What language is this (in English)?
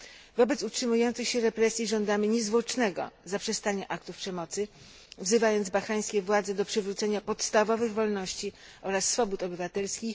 Polish